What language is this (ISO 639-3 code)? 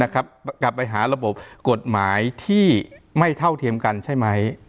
tha